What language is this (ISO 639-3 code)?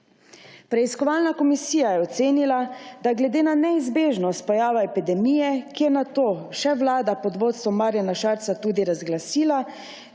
slv